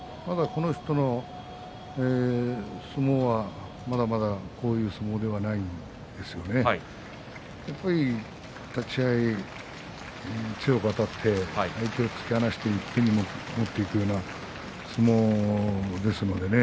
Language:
Japanese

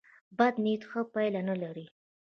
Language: Pashto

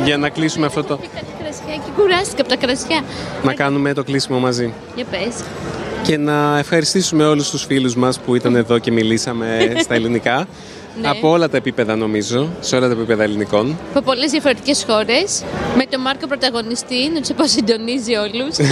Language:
Greek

